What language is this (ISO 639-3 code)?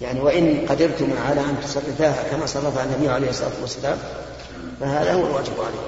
ara